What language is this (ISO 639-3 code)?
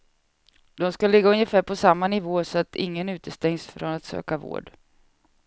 swe